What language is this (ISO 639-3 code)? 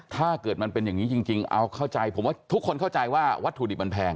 tha